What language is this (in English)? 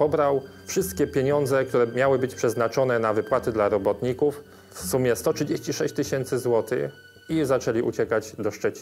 Polish